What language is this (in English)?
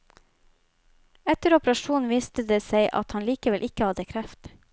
Norwegian